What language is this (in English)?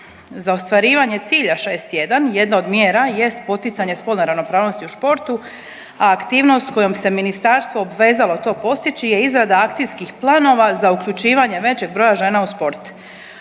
Croatian